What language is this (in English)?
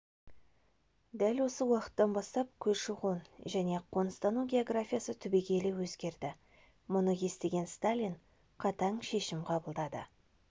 Kazakh